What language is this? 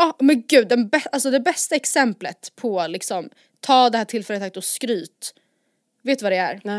Swedish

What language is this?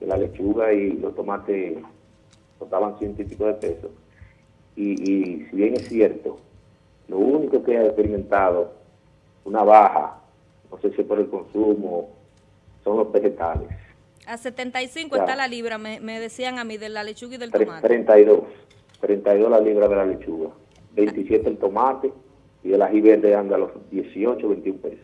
Spanish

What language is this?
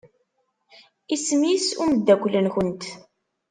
Kabyle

